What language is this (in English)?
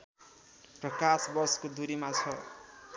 Nepali